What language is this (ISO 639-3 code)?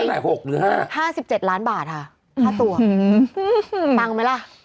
tha